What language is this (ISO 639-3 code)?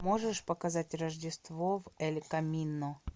rus